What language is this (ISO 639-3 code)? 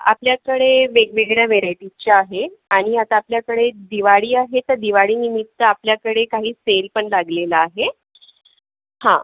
mar